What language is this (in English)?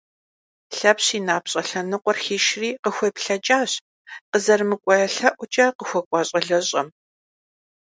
Kabardian